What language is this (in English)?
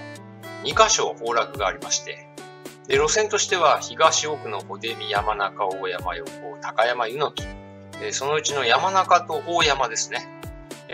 Japanese